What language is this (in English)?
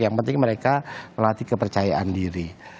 Indonesian